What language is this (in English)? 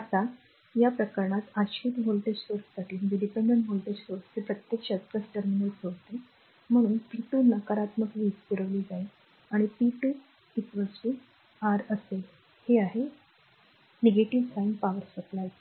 Marathi